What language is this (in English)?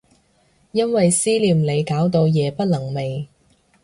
Cantonese